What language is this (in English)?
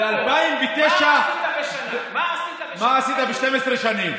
Hebrew